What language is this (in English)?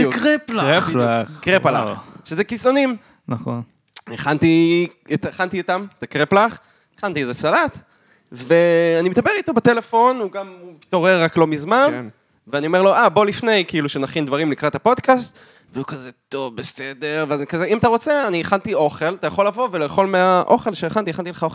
Hebrew